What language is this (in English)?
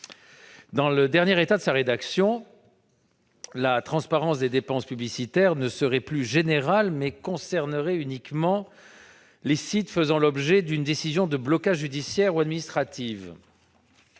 French